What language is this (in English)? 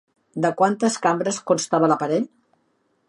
Catalan